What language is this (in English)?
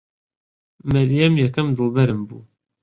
Central Kurdish